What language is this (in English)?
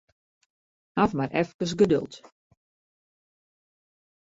Western Frisian